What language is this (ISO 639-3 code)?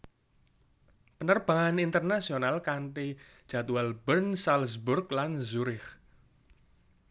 jav